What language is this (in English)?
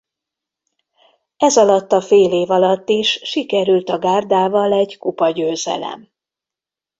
Hungarian